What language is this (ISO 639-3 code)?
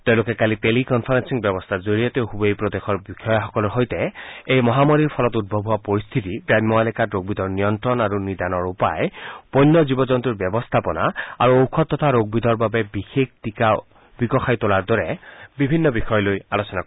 asm